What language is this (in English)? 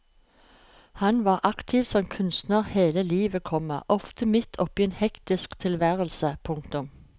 Norwegian